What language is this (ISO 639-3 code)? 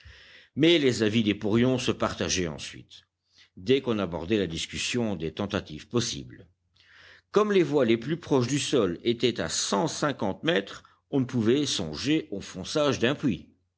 fra